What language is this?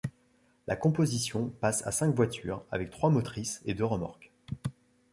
French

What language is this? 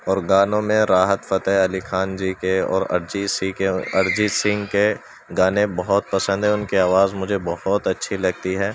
Urdu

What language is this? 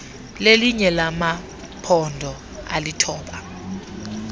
Xhosa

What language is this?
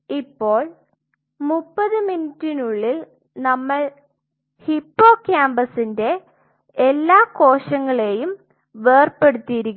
Malayalam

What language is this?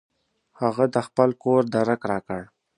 Pashto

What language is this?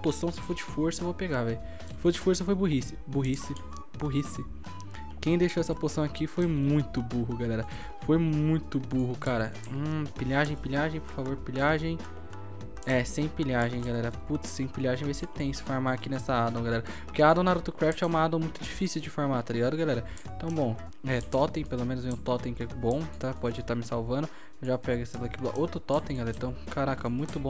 Portuguese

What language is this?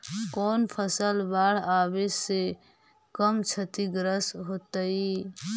Magahi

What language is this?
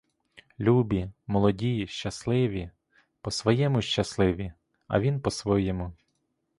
Ukrainian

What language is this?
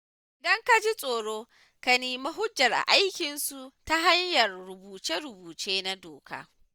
Hausa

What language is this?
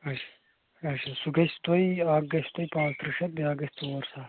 Kashmiri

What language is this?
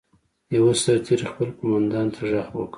Pashto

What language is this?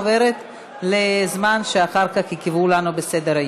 Hebrew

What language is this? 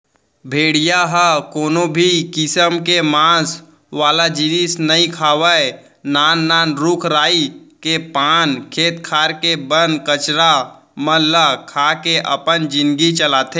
Chhattisgarhi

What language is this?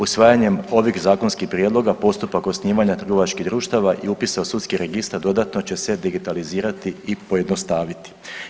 Croatian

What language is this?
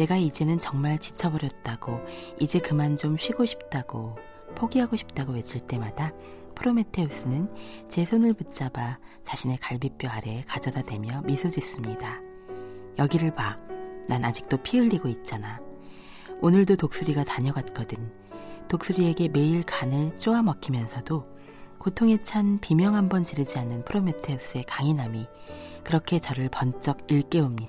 Korean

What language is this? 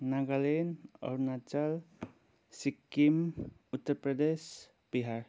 Nepali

